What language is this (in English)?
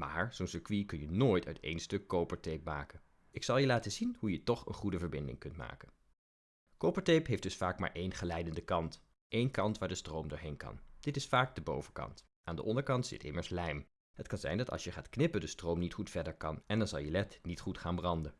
Dutch